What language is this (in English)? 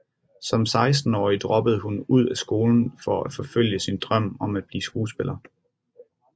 Danish